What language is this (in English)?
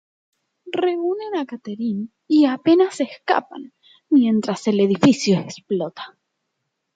Spanish